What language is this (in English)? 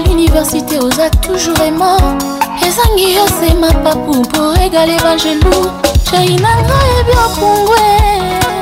French